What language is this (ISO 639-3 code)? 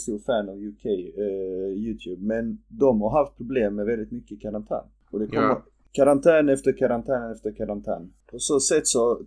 swe